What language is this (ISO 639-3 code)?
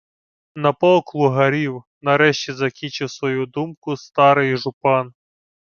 ukr